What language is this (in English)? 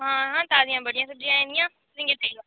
Dogri